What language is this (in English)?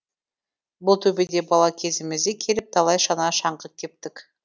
Kazakh